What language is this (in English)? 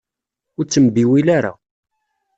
Kabyle